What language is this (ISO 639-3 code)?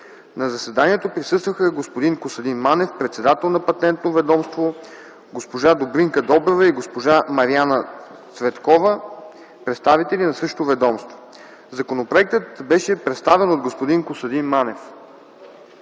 bul